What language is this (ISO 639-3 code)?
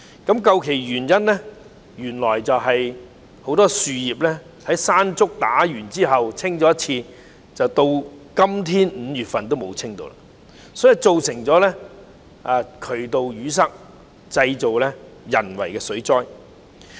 yue